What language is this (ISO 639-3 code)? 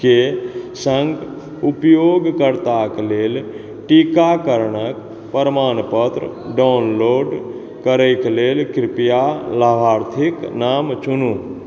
mai